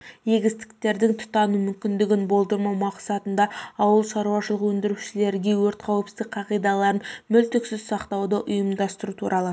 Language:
Kazakh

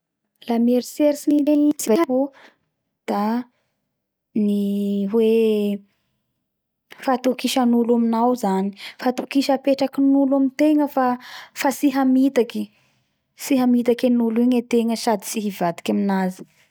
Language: Bara Malagasy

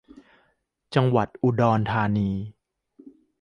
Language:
Thai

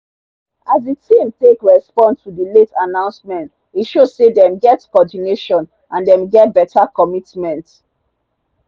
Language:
Nigerian Pidgin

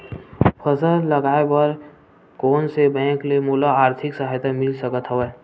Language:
Chhattisgarhi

